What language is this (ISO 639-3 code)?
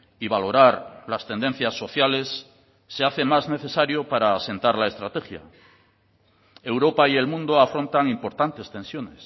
spa